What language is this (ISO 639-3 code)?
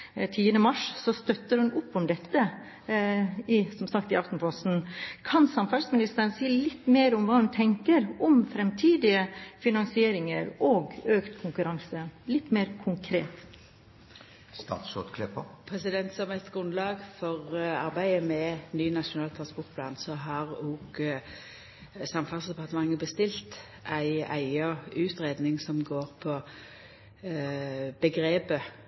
nor